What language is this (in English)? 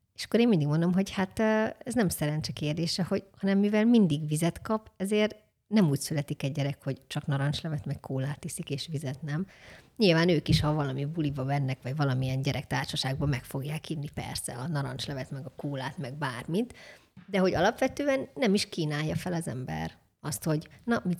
Hungarian